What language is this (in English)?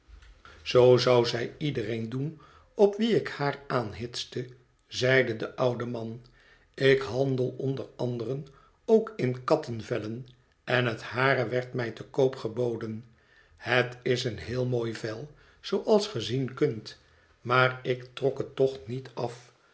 Dutch